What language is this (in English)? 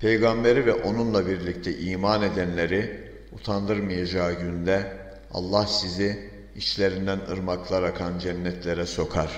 Turkish